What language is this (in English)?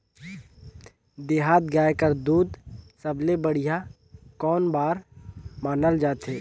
Chhattisgarhi